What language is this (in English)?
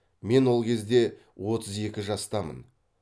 Kazakh